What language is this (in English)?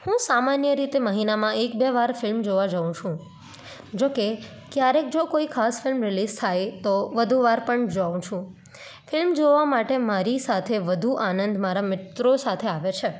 Gujarati